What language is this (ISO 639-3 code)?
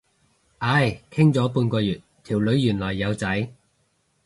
yue